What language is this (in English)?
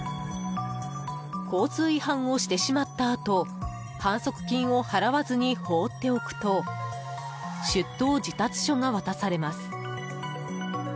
Japanese